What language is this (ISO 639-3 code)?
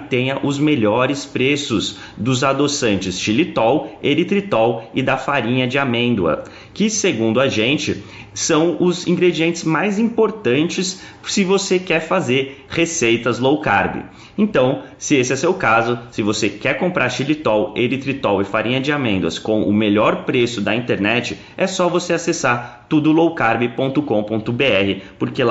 por